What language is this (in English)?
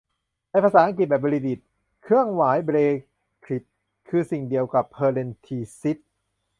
Thai